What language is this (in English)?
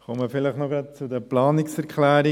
Swiss German